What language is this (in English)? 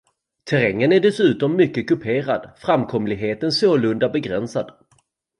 Swedish